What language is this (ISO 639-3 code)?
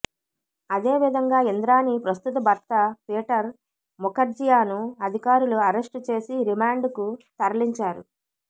tel